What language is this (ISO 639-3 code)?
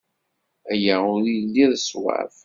kab